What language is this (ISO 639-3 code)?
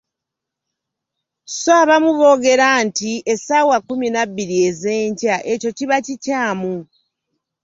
lug